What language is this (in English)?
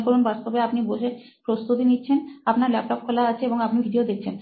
Bangla